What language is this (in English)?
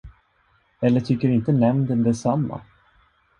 Swedish